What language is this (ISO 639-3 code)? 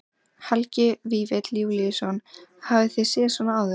isl